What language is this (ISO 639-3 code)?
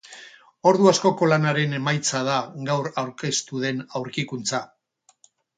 eus